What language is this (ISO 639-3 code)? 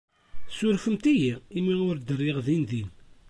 kab